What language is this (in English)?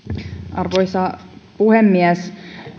Finnish